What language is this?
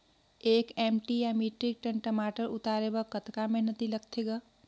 Chhattisgarhi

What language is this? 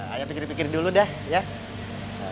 Indonesian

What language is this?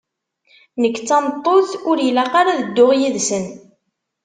Kabyle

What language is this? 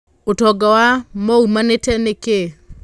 Kikuyu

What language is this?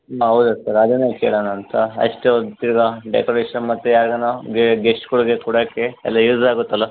Kannada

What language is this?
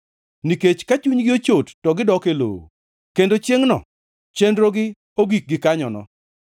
Luo (Kenya and Tanzania)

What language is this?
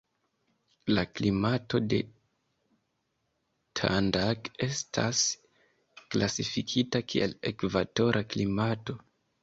Esperanto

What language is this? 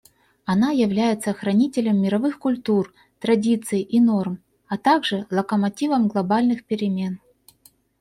Russian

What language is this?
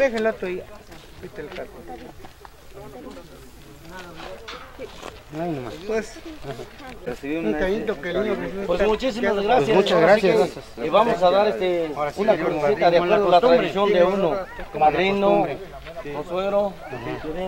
Spanish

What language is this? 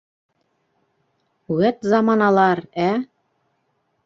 Bashkir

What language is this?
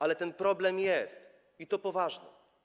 Polish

